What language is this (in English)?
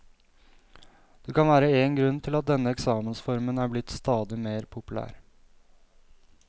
Norwegian